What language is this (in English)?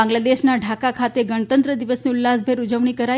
Gujarati